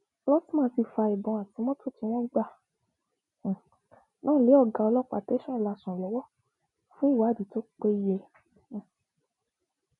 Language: Yoruba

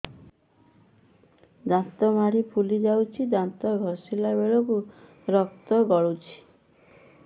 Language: Odia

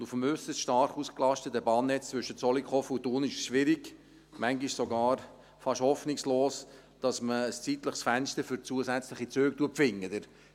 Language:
Swiss German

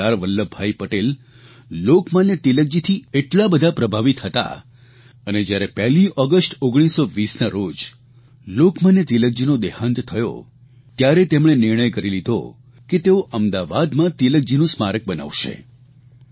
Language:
Gujarati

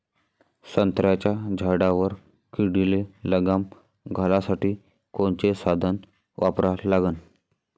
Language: Marathi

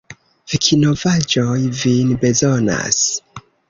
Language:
Esperanto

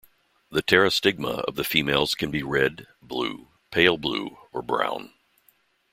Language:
English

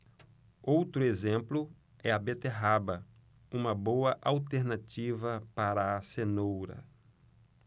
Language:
Portuguese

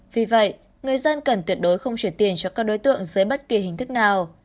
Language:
Vietnamese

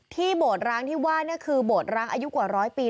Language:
Thai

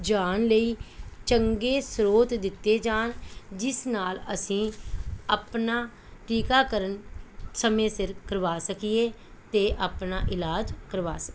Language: Punjabi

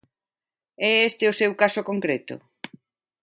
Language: Galician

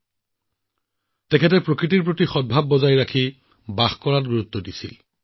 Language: Assamese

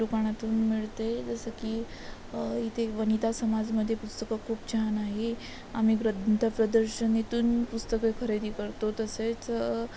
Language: Marathi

